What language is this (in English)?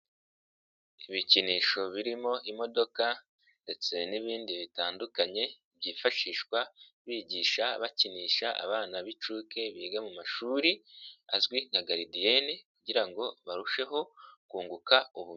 Kinyarwanda